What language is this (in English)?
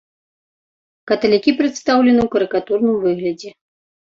Belarusian